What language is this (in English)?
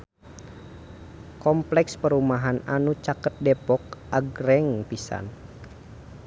Sundanese